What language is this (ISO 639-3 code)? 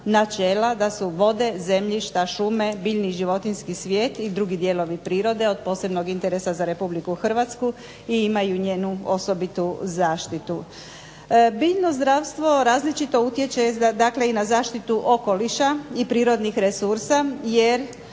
hrv